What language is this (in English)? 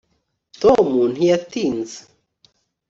Kinyarwanda